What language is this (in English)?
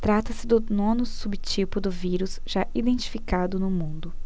Portuguese